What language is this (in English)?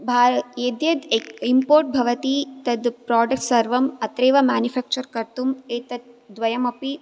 Sanskrit